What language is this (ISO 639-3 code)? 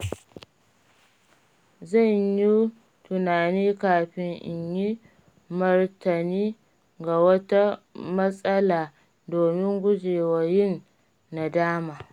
hau